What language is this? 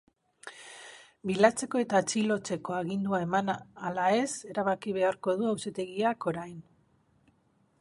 Basque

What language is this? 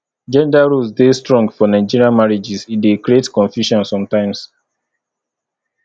Nigerian Pidgin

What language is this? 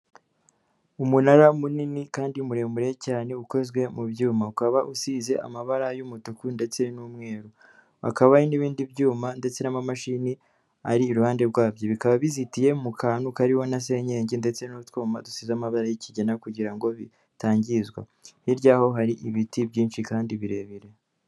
Kinyarwanda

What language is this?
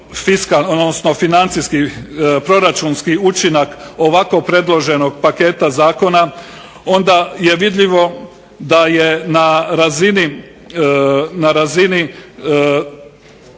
Croatian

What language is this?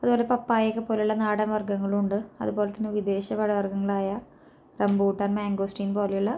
Malayalam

